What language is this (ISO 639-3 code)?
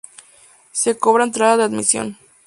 spa